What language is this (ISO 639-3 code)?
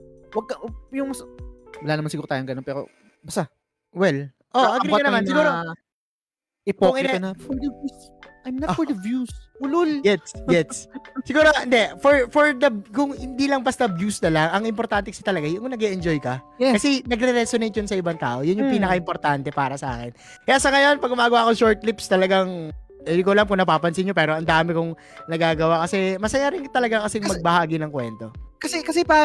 fil